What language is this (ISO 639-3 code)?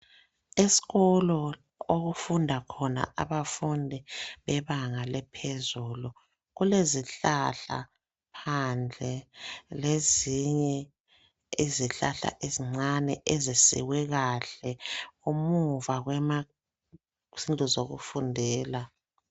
nde